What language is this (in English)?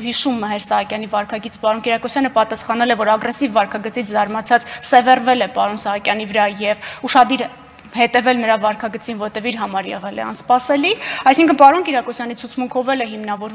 Russian